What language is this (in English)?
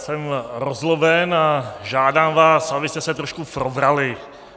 Czech